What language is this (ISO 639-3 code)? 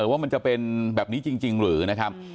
tha